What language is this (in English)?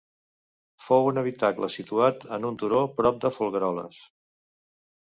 Catalan